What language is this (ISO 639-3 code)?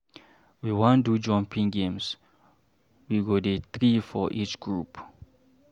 pcm